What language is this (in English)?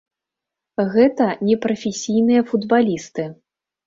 Belarusian